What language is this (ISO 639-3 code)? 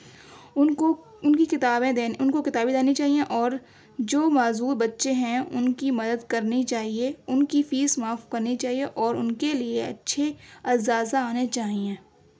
urd